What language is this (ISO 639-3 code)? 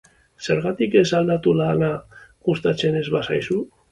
eus